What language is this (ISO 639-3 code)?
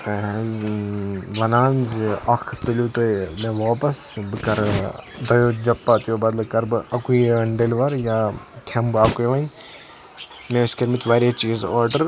kas